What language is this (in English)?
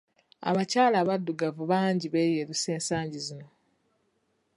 Ganda